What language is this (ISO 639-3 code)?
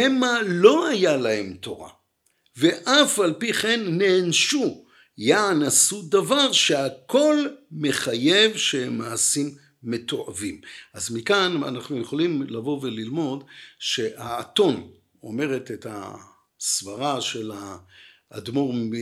heb